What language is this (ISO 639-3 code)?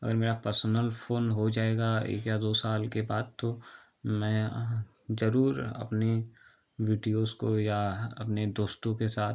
hin